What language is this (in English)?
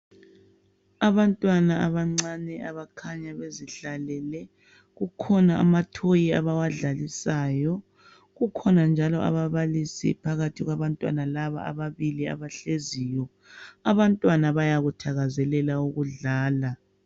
North Ndebele